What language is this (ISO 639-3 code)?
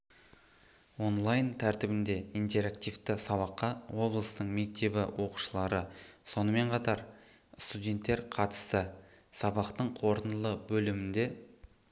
kaz